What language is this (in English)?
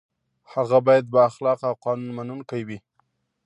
Pashto